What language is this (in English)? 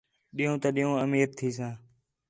Khetrani